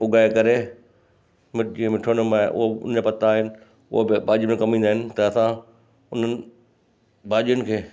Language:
Sindhi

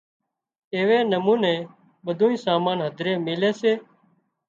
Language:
Wadiyara Koli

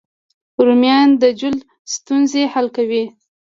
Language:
Pashto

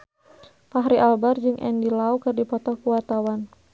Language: Sundanese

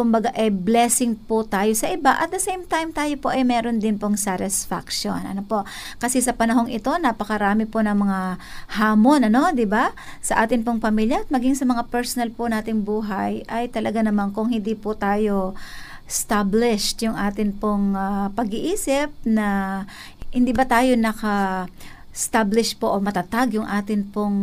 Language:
Filipino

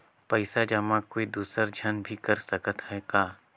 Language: Chhattisgarhi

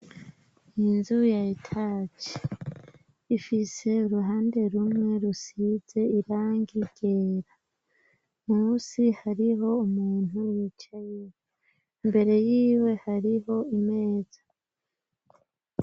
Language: Rundi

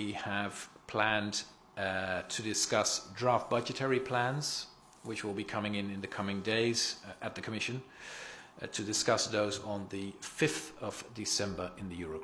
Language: English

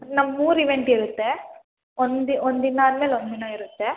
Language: Kannada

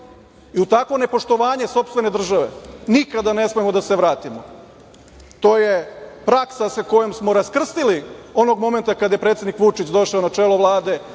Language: Serbian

